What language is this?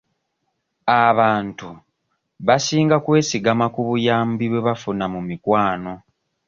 Ganda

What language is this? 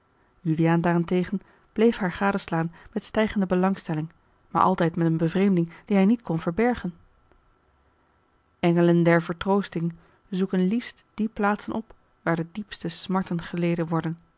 Dutch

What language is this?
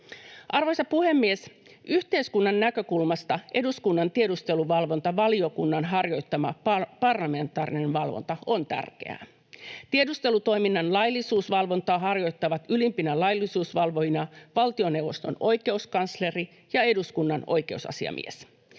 Finnish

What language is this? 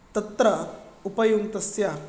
Sanskrit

